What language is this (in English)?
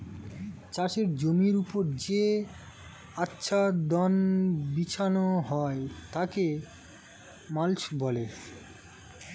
Bangla